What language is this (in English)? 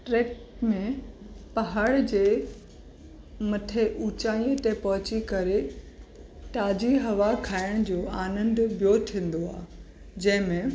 Sindhi